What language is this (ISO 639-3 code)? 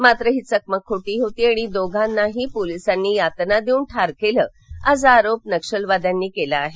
mar